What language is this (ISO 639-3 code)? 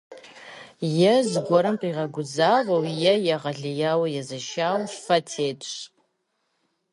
kbd